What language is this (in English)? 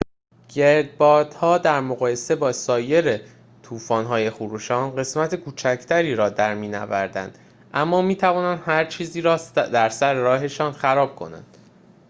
Persian